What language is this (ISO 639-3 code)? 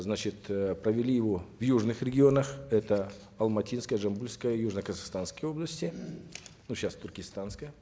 kaz